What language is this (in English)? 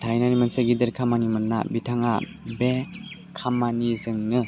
Bodo